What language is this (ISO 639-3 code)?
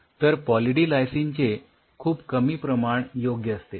mar